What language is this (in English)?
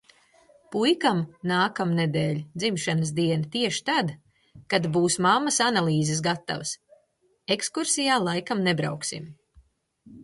Latvian